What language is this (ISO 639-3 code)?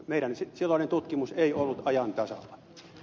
fin